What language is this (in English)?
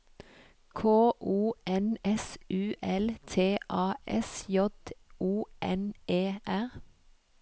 Norwegian